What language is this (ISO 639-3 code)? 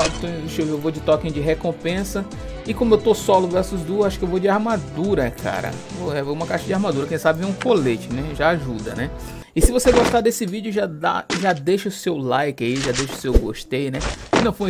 por